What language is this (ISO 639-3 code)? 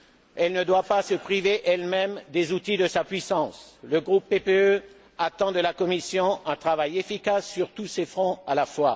fra